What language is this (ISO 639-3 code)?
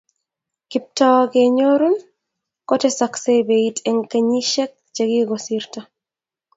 kln